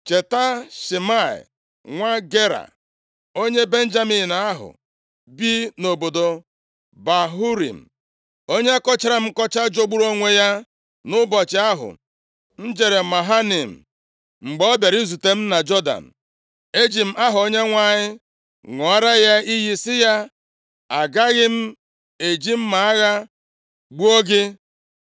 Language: Igbo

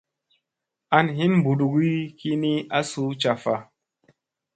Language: Musey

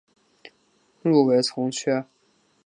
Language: Chinese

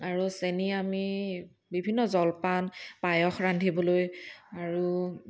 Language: Assamese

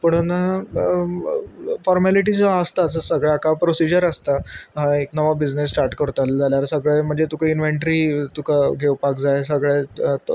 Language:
Konkani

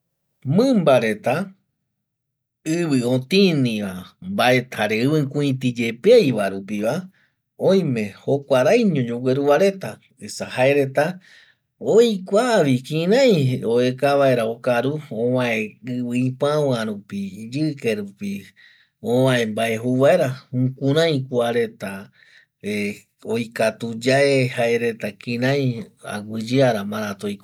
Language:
Eastern Bolivian Guaraní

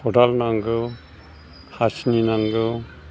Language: Bodo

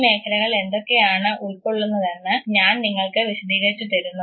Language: Malayalam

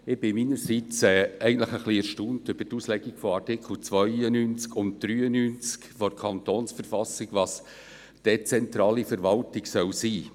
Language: Swiss German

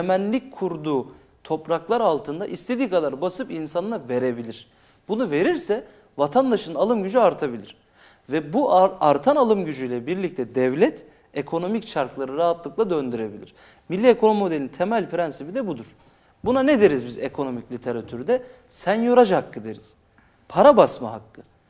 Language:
Turkish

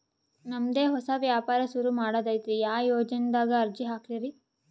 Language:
Kannada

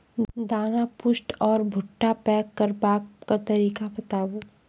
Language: Maithili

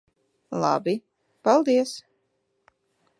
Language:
Latvian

